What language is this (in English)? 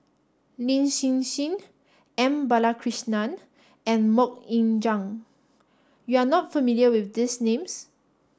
English